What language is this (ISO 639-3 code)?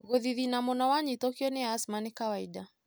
kik